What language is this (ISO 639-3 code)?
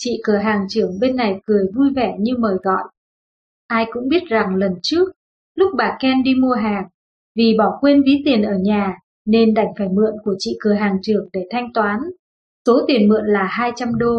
vie